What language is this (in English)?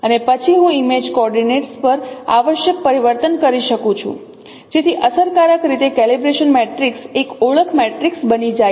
Gujarati